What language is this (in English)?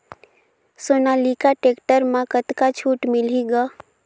Chhattisgarhi